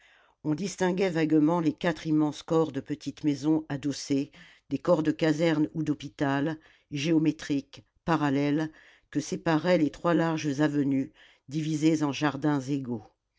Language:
French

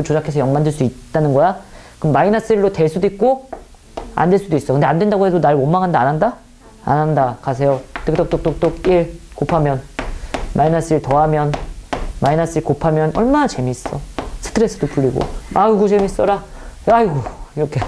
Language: Korean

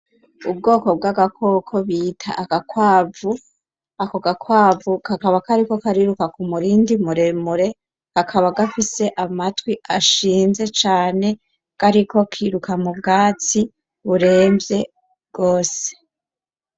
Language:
Rundi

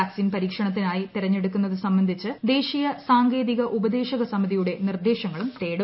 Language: Malayalam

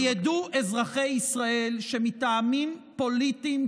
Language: Hebrew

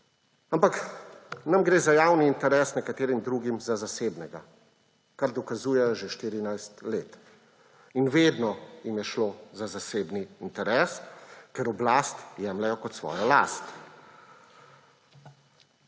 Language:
Slovenian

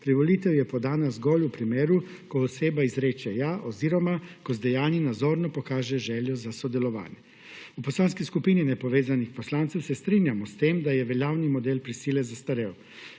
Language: Slovenian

